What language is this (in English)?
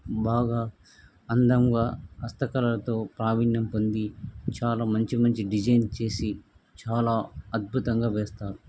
Telugu